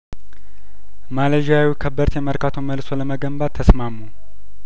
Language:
Amharic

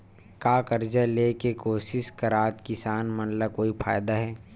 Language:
Chhattisgarhi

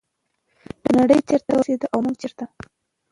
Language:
Pashto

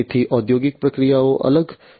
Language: Gujarati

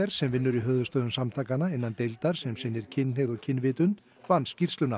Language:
Icelandic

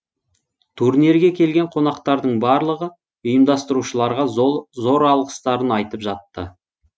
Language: Kazakh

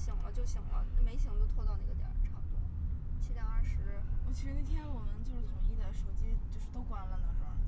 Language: Chinese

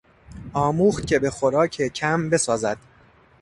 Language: Persian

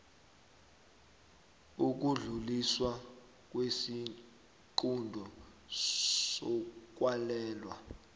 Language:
South Ndebele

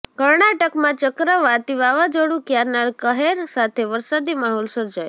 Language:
Gujarati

